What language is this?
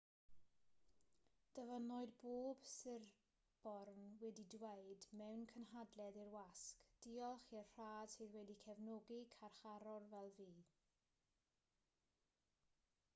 Welsh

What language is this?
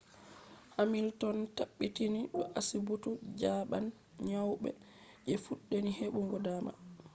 Fula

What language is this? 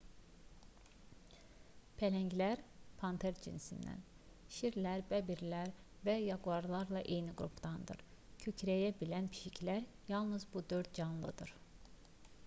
Azerbaijani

